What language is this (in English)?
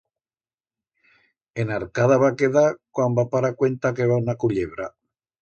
Aragonese